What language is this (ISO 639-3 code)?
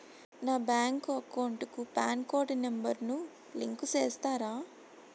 tel